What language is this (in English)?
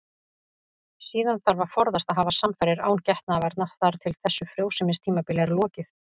Icelandic